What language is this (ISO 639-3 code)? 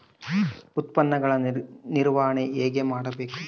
kan